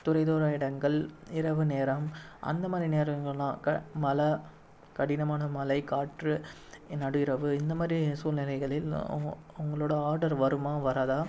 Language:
Tamil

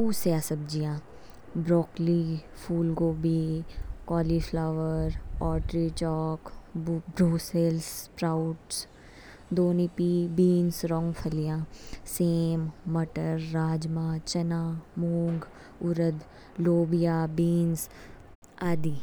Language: Kinnauri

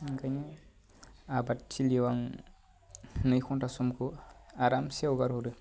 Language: Bodo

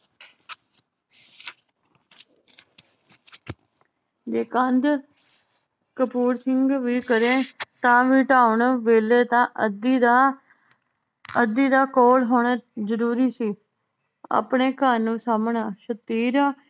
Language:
Punjabi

